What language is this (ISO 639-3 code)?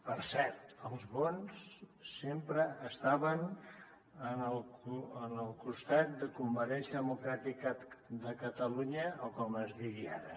cat